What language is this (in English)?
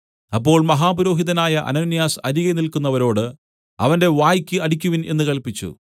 Malayalam